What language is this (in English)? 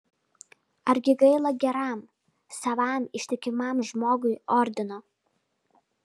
Lithuanian